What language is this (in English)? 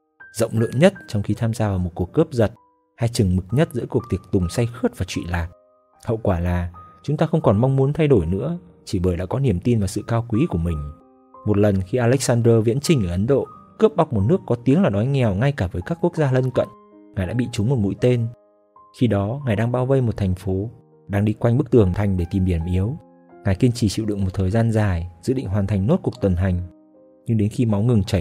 Vietnamese